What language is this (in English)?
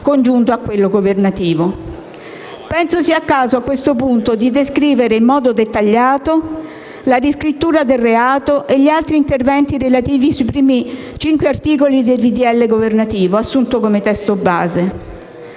Italian